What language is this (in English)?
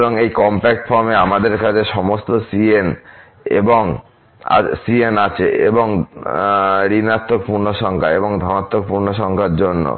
Bangla